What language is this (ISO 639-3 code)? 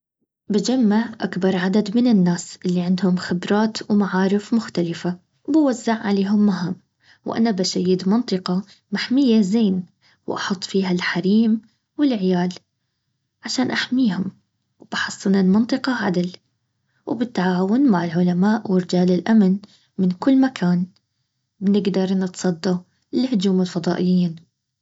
abv